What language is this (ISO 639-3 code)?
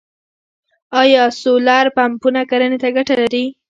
pus